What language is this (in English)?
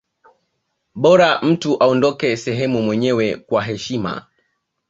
Swahili